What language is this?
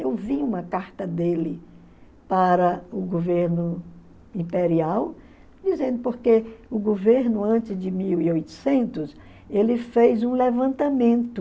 Portuguese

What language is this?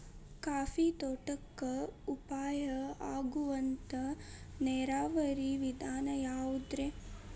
Kannada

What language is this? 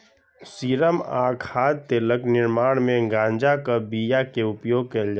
Maithili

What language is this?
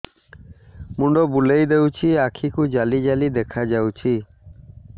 Odia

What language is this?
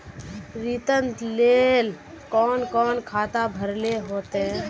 Magahi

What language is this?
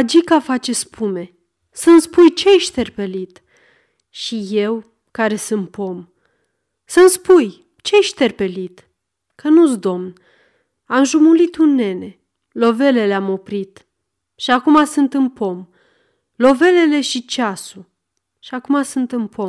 Romanian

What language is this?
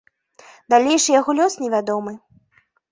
Belarusian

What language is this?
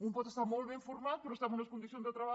Catalan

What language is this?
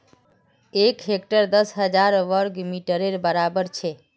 Magahi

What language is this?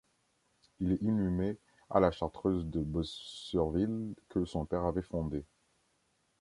French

